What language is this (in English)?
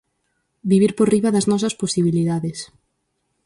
Galician